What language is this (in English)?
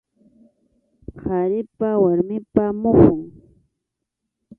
Arequipa-La Unión Quechua